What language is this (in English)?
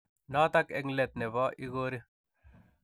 Kalenjin